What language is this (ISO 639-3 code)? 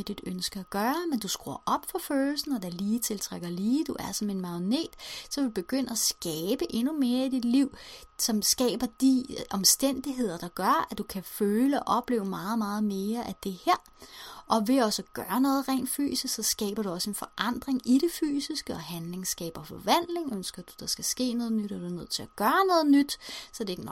dan